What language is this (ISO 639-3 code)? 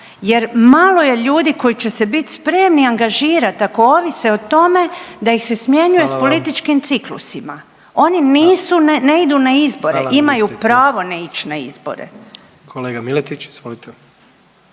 hrv